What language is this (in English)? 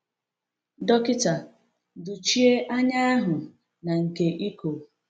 Igbo